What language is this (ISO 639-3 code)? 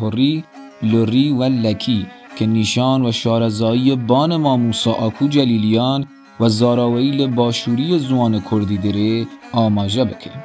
fas